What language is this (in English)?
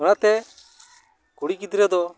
Santali